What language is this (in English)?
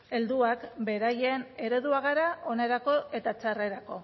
Basque